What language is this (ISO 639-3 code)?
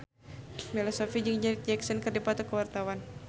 sun